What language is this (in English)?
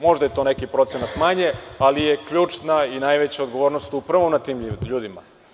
Serbian